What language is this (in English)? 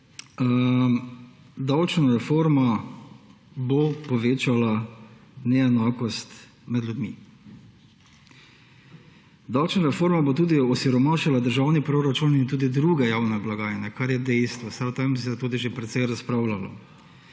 Slovenian